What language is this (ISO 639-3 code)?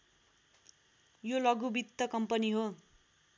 nep